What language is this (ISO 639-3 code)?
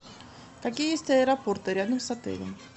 rus